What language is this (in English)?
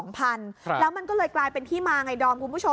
Thai